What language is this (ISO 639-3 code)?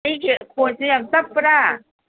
mni